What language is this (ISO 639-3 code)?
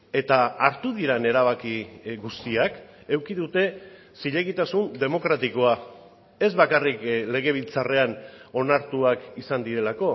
eus